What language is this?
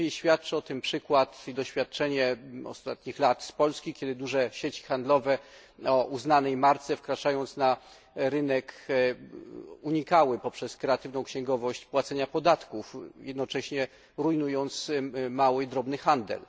Polish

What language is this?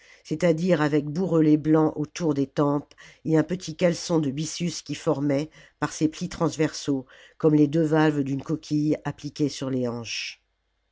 French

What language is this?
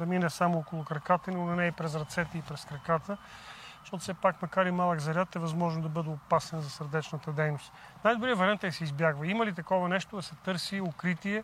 Bulgarian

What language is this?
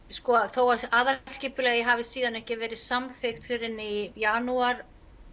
Icelandic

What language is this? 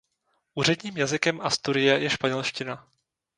Czech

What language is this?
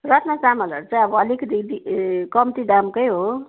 Nepali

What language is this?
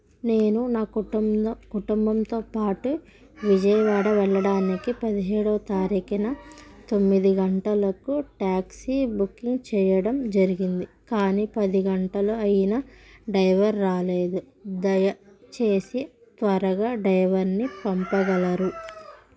Telugu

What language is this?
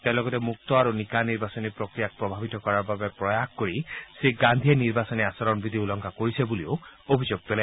Assamese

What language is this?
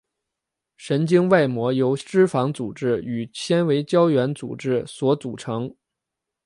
Chinese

